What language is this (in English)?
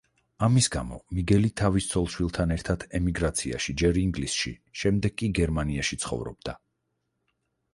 Georgian